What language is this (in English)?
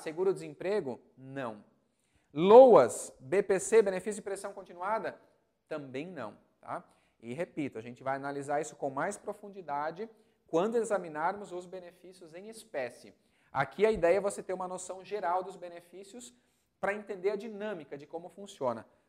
Portuguese